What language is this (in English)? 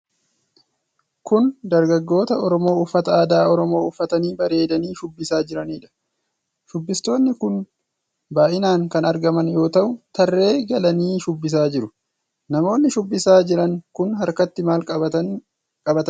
Oromo